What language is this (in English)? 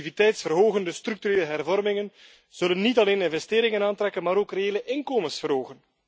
Dutch